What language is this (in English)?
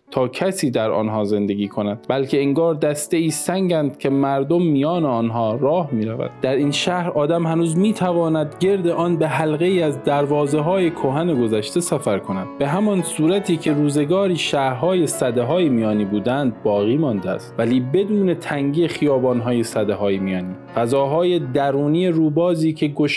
Persian